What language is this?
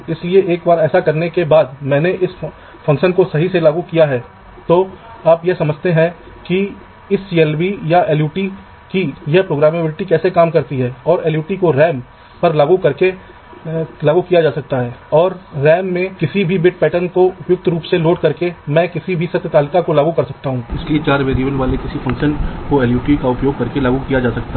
Hindi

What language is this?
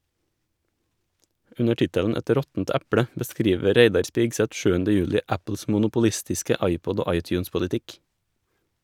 Norwegian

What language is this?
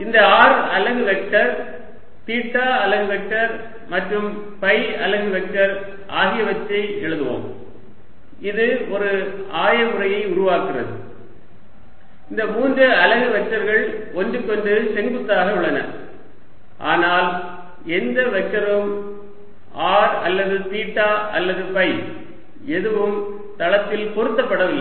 Tamil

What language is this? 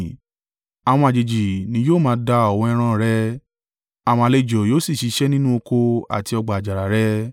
Yoruba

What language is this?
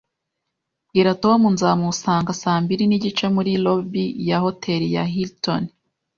Kinyarwanda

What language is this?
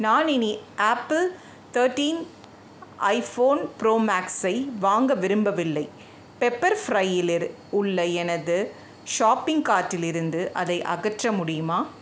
Tamil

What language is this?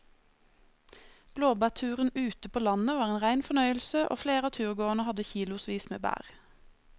Norwegian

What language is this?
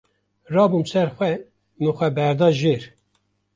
Kurdish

